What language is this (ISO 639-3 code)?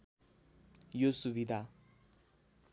nep